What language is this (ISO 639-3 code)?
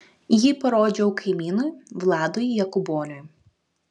lit